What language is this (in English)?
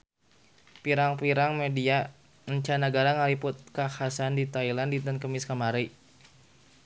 Sundanese